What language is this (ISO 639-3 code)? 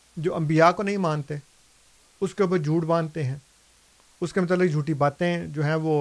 urd